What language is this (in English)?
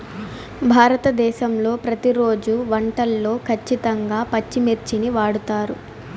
Telugu